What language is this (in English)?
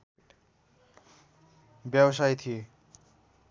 Nepali